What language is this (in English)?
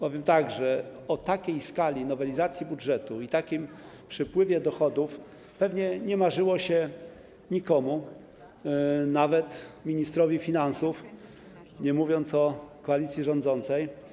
Polish